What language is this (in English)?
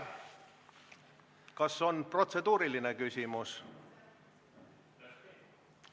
Estonian